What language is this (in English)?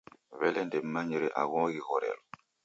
Taita